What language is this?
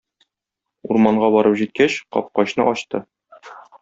Tatar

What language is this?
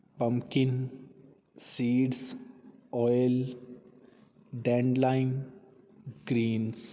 Punjabi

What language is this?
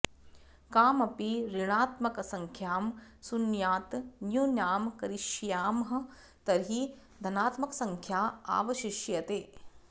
Sanskrit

